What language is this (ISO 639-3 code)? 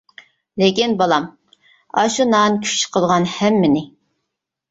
uig